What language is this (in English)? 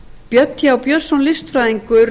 Icelandic